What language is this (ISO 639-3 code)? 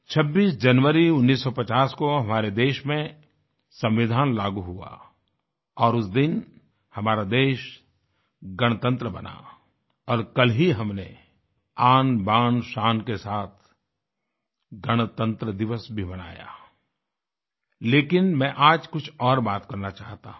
hin